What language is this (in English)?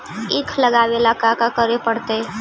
Magahi